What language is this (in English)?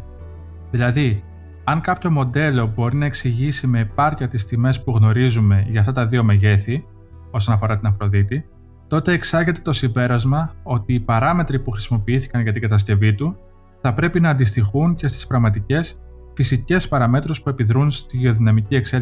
Greek